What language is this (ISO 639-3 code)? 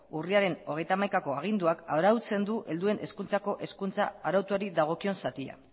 eus